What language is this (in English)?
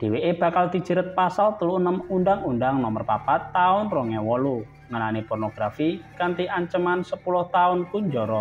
Indonesian